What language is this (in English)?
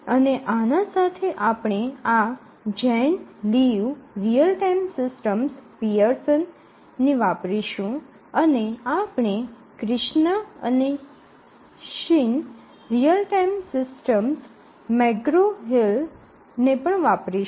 Gujarati